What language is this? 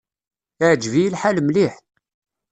Kabyle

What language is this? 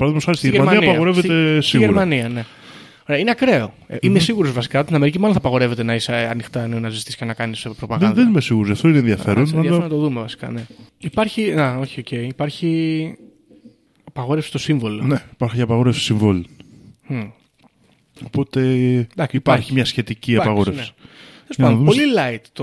Greek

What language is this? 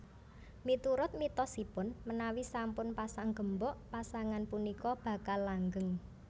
Javanese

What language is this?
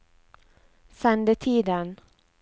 Norwegian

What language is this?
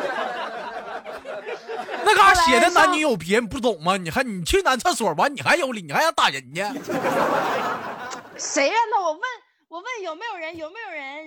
Chinese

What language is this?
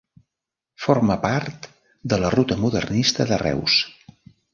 Catalan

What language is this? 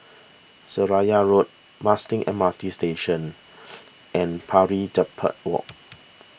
English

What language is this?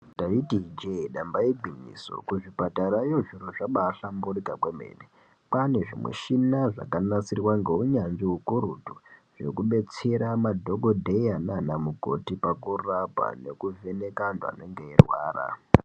Ndau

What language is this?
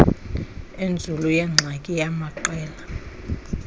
Xhosa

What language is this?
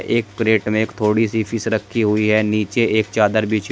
Hindi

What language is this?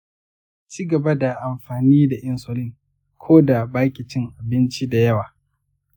Hausa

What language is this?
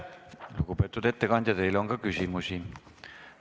Estonian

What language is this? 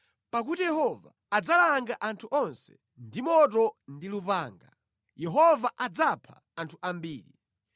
Nyanja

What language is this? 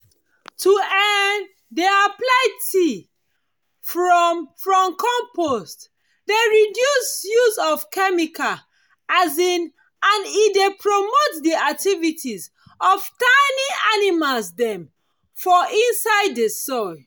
Nigerian Pidgin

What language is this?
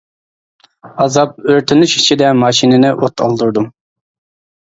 Uyghur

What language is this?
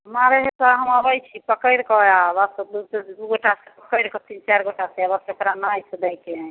Maithili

